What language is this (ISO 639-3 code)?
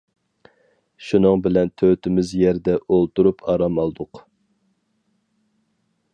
uig